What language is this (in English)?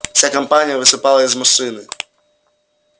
Russian